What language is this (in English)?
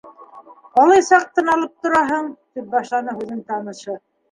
Bashkir